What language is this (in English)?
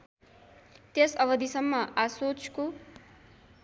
Nepali